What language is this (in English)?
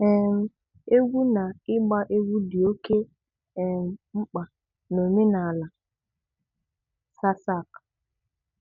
Igbo